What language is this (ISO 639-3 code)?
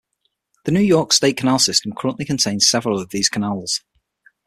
eng